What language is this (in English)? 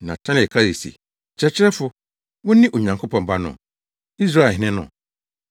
Akan